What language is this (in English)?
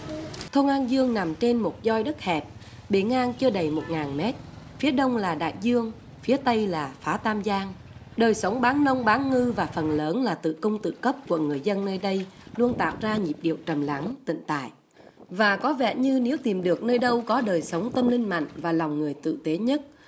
Vietnamese